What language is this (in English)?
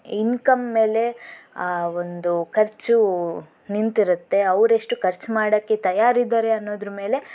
Kannada